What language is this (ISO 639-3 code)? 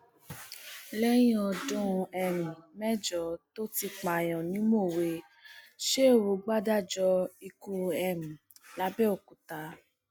yor